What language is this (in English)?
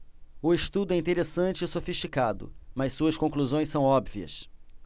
Portuguese